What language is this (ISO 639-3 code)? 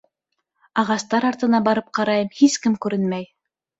bak